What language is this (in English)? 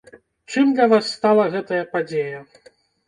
Belarusian